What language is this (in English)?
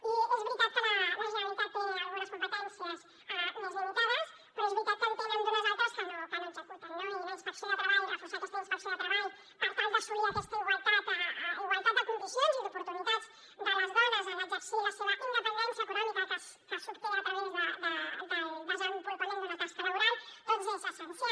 Catalan